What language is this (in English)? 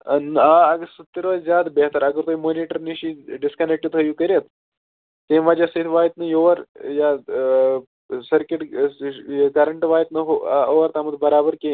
Kashmiri